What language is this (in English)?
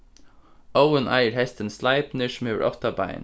Faroese